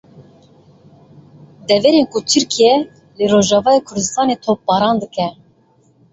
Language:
Kurdish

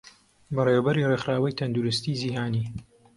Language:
Central Kurdish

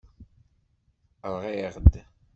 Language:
Kabyle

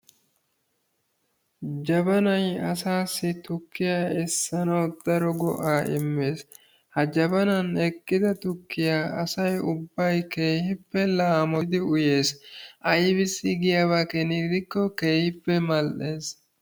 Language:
Wolaytta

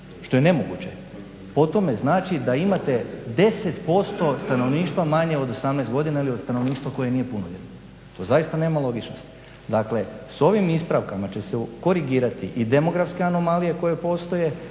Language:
Croatian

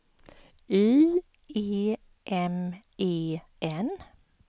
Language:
Swedish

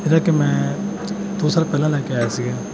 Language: Punjabi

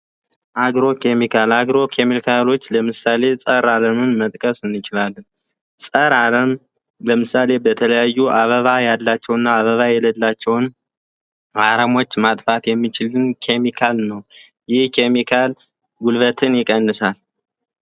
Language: Amharic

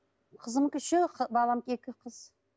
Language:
Kazakh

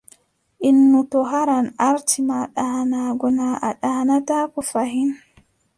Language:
Adamawa Fulfulde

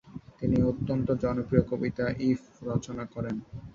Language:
Bangla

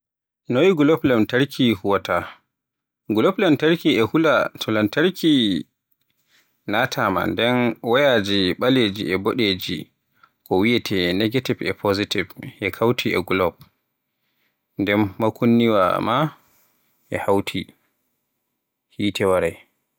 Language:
Borgu Fulfulde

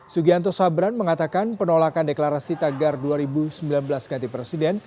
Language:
Indonesian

